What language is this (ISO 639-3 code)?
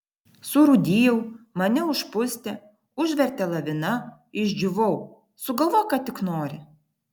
lit